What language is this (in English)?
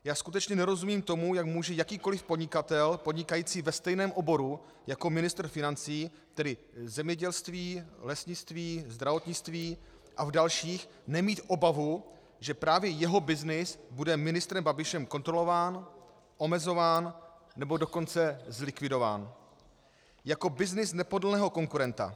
Czech